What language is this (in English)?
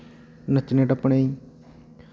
Dogri